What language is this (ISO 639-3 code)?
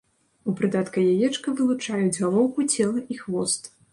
bel